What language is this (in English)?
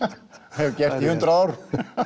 Icelandic